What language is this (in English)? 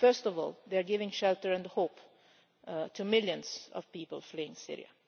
English